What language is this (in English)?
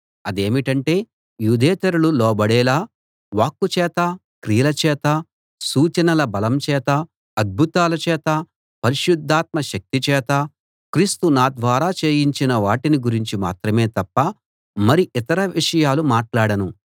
Telugu